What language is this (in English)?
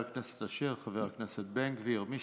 Hebrew